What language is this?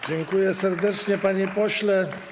Polish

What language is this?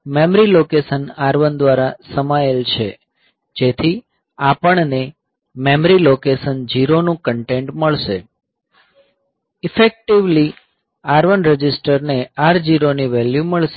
Gujarati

